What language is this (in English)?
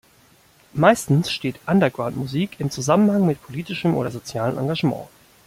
German